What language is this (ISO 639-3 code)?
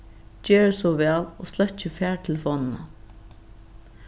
fao